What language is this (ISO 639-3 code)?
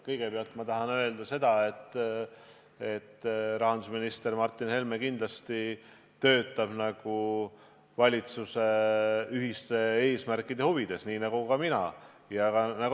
est